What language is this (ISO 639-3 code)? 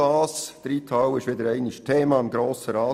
gsw